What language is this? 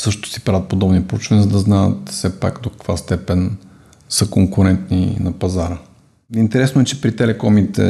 Bulgarian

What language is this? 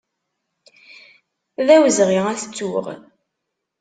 Kabyle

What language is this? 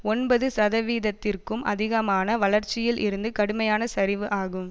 Tamil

